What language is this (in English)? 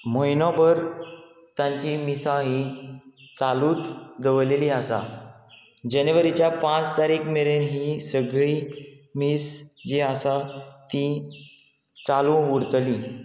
Konkani